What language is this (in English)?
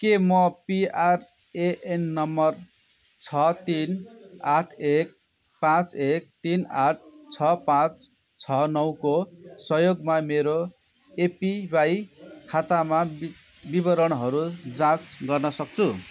Nepali